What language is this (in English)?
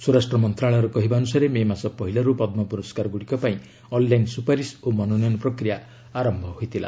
Odia